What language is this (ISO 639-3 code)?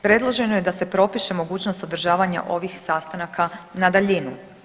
hrv